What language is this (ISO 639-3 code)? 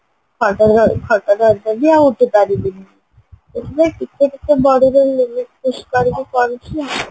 ori